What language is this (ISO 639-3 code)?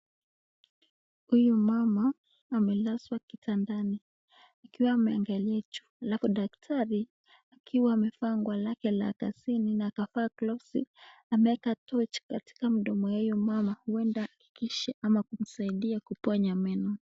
swa